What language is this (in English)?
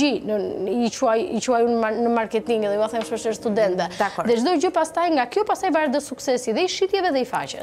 Romanian